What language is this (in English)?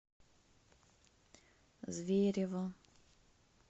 Russian